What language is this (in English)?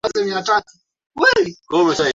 Swahili